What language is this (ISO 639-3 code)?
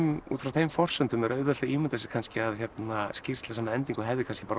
isl